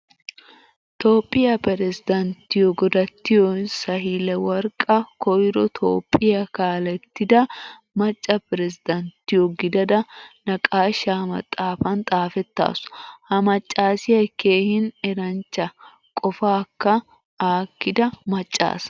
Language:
Wolaytta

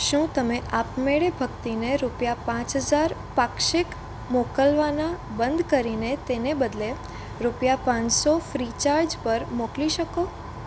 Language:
Gujarati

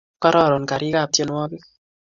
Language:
Kalenjin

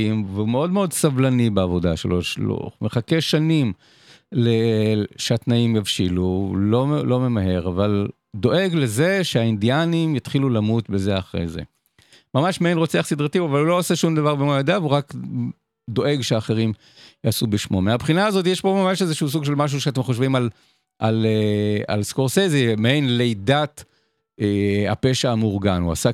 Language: Hebrew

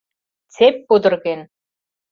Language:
Mari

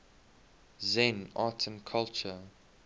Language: English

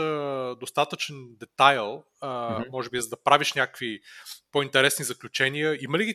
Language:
Bulgarian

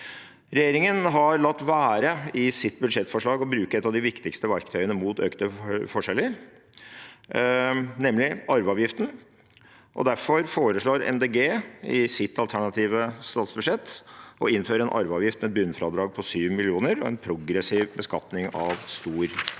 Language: Norwegian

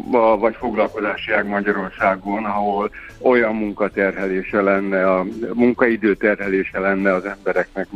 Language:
Hungarian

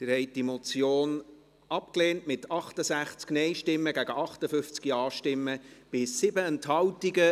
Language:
Swiss German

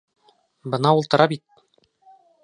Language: Bashkir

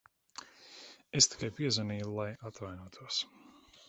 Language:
Latvian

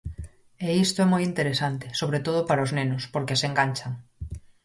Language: Galician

